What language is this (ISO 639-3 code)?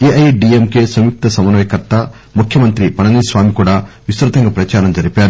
tel